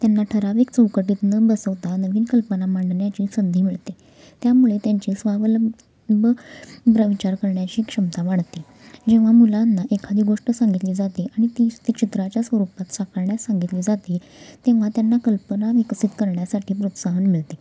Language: Marathi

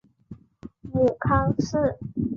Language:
Chinese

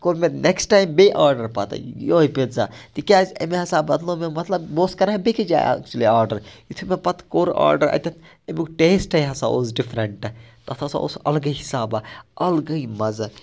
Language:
Kashmiri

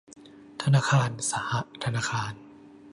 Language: Thai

